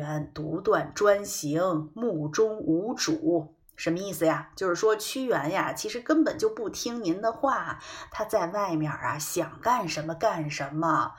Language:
Chinese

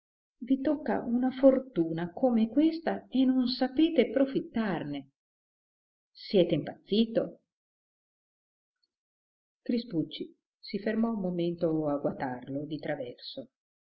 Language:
Italian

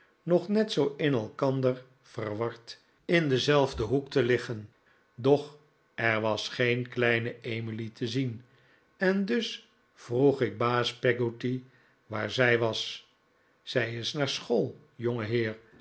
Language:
Dutch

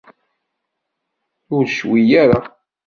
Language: Kabyle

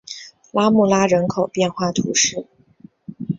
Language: Chinese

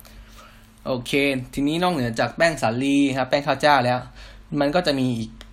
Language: Thai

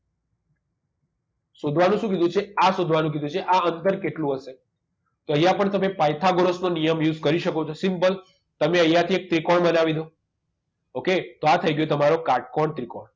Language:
Gujarati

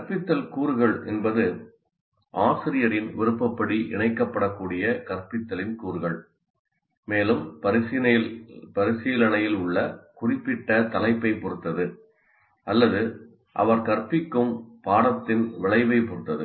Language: Tamil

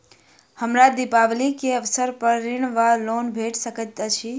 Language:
Maithili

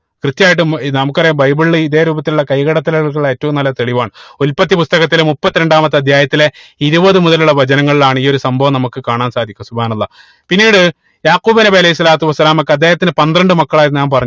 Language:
Malayalam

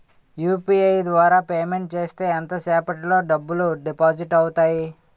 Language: Telugu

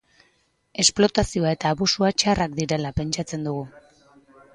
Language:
Basque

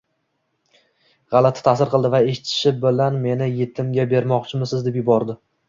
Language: Uzbek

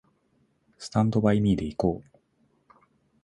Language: Japanese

